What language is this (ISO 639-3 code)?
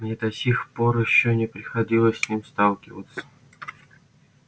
rus